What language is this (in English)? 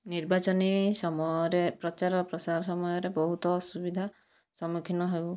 Odia